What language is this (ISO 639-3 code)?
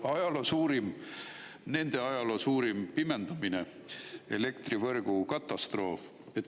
est